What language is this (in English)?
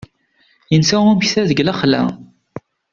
Kabyle